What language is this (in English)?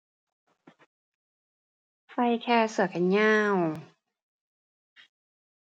Thai